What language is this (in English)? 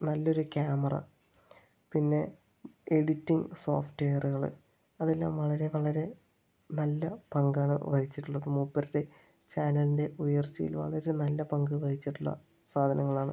Malayalam